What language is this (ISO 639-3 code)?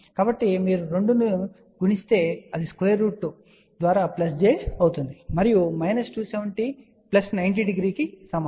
tel